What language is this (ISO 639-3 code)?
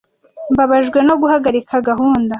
kin